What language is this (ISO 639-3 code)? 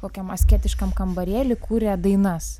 lit